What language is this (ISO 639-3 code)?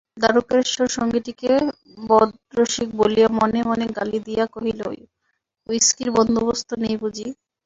ben